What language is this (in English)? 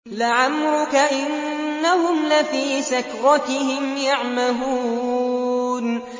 Arabic